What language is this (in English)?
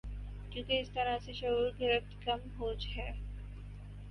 Urdu